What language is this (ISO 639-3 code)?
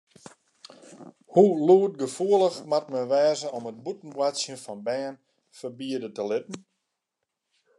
fry